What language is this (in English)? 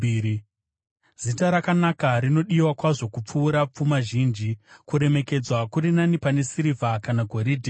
Shona